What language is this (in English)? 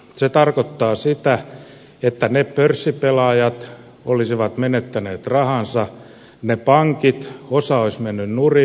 Finnish